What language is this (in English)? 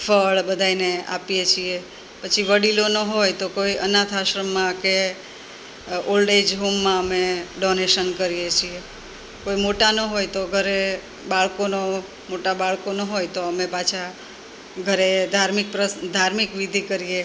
Gujarati